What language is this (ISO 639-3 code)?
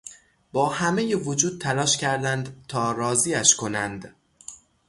fas